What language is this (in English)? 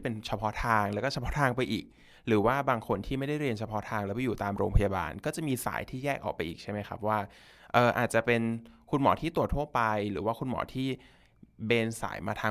Thai